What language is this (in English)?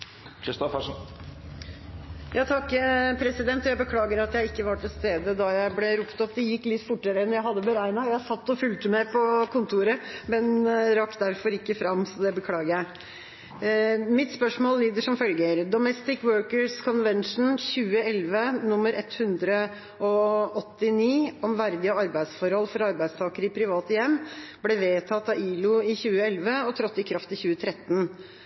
Norwegian Bokmål